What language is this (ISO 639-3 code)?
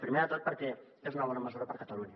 cat